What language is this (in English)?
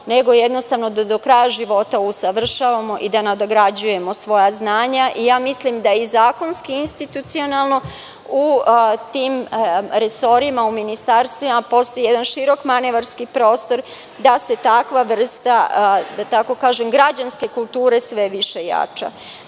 Serbian